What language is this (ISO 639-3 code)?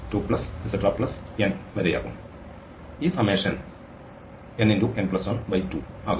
mal